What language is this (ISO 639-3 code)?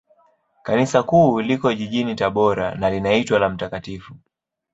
swa